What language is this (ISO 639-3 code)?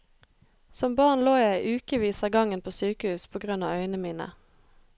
nor